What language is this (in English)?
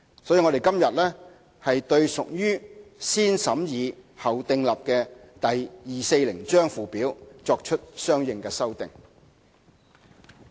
Cantonese